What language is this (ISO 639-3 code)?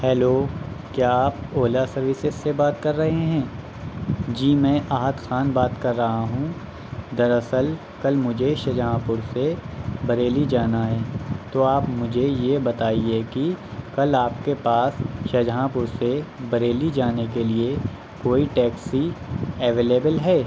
urd